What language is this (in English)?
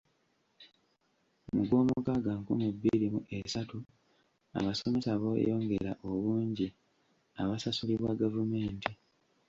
Ganda